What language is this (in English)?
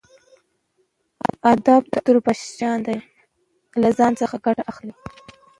Pashto